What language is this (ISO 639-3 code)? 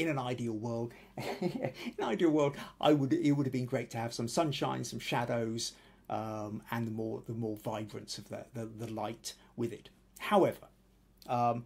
eng